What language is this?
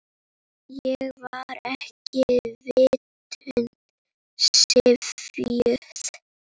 Icelandic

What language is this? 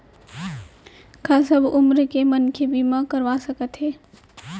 Chhattisgarhi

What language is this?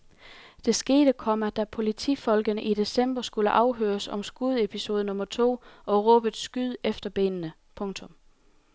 Danish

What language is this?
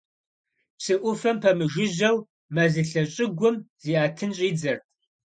Kabardian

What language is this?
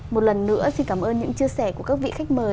Vietnamese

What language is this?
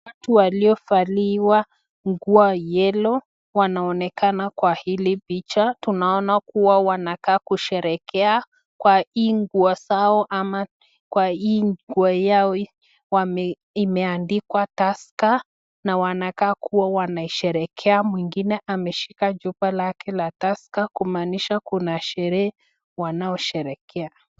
Swahili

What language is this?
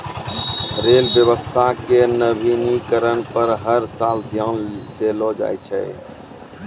Maithili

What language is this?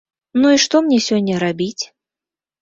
Belarusian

